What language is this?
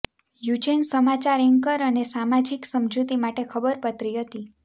Gujarati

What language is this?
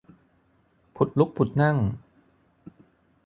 Thai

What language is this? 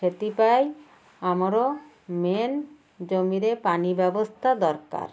Odia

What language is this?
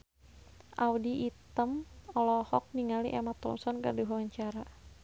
Sundanese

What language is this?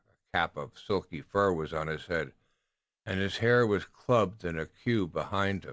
English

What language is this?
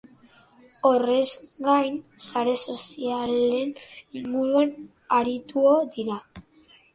Basque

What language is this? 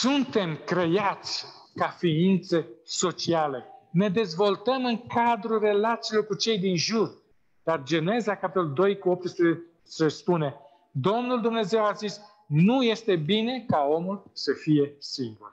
Romanian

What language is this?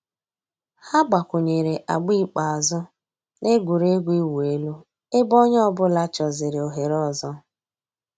Igbo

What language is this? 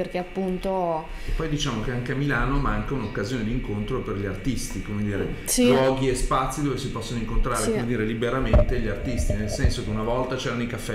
Italian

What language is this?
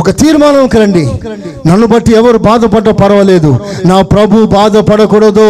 Telugu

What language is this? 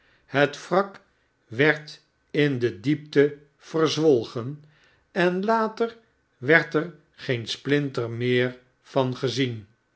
Dutch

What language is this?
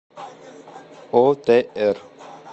Russian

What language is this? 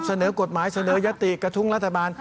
Thai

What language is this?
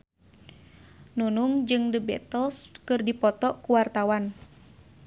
Sundanese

